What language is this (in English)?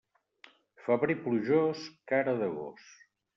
Catalan